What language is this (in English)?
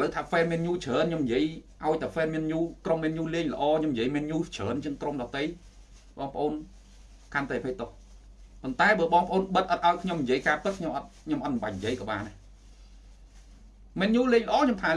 Vietnamese